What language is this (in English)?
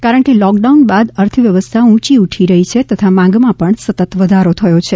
Gujarati